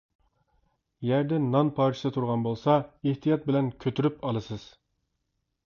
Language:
Uyghur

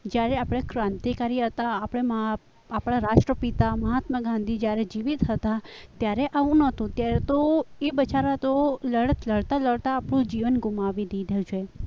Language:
Gujarati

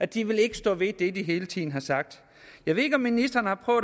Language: Danish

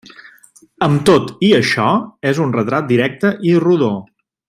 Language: Catalan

